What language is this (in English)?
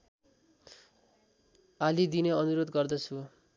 Nepali